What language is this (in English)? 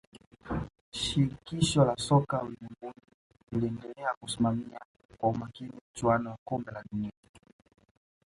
Swahili